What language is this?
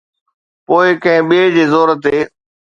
Sindhi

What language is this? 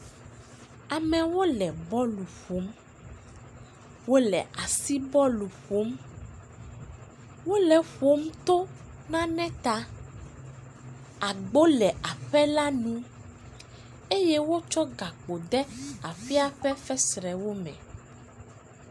Ewe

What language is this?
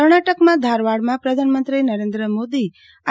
Gujarati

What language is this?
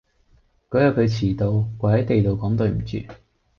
Cantonese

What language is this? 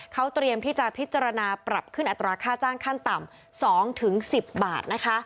Thai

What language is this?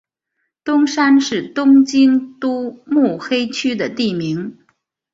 Chinese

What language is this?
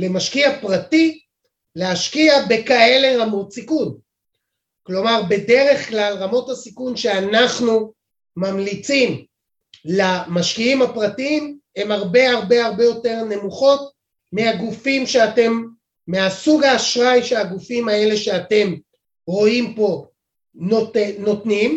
Hebrew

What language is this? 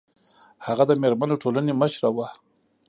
Pashto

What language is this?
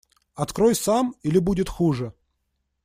Russian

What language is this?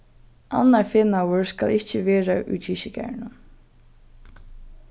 Faroese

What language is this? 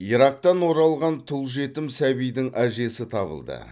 Kazakh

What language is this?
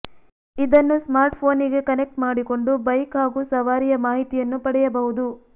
Kannada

